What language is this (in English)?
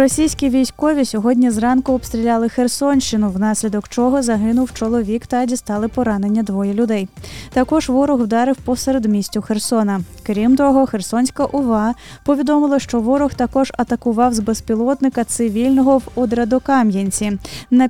Ukrainian